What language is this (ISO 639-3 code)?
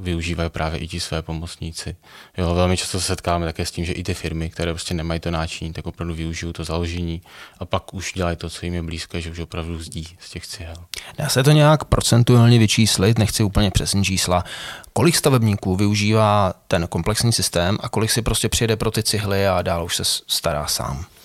ces